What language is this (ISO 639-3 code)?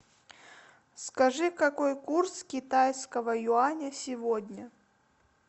rus